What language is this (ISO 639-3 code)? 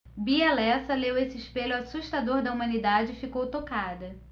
por